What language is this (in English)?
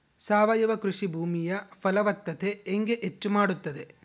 Kannada